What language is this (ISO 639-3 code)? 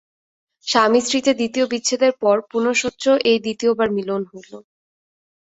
ben